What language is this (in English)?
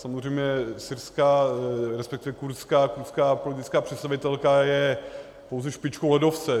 Czech